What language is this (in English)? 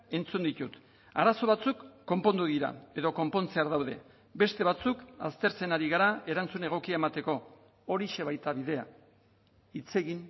Basque